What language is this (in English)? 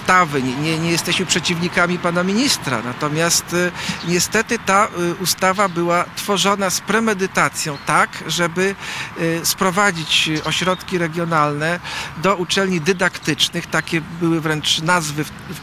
Polish